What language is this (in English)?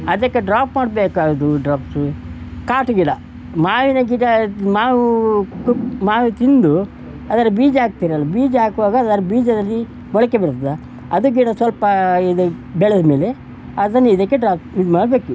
Kannada